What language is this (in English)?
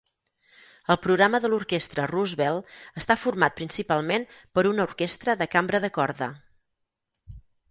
Catalan